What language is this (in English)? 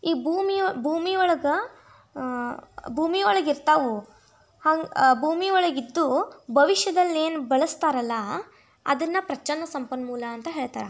Kannada